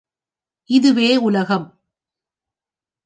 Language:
Tamil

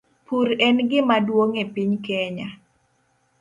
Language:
Luo (Kenya and Tanzania)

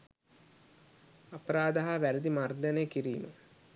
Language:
Sinhala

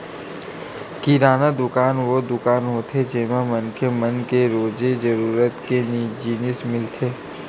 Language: Chhattisgarhi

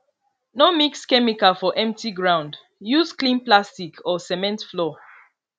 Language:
Nigerian Pidgin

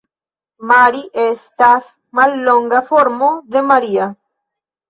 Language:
Esperanto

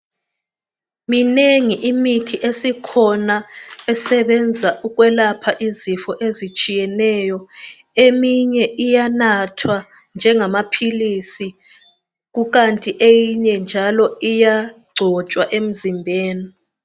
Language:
North Ndebele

